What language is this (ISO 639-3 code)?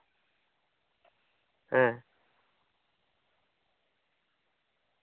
sat